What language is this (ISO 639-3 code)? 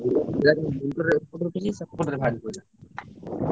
ori